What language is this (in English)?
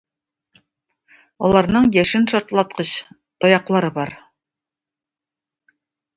Tatar